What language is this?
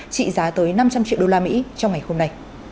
Vietnamese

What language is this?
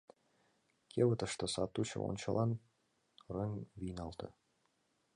Mari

